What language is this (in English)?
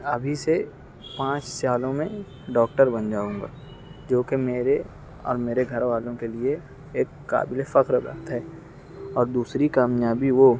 Urdu